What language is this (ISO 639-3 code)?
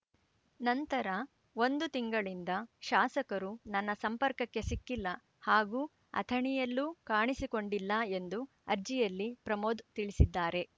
kan